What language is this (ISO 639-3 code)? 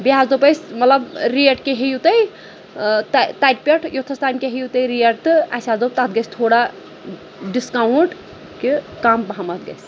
kas